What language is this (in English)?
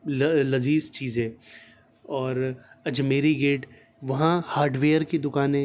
Urdu